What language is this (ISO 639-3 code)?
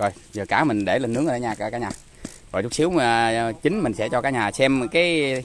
vie